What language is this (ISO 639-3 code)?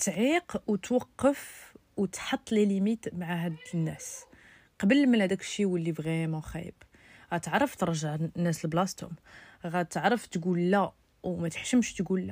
ara